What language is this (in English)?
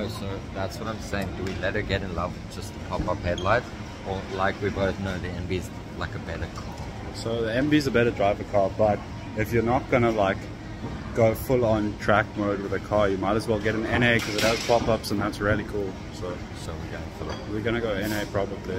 English